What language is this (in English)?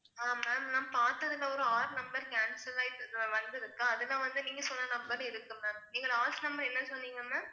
Tamil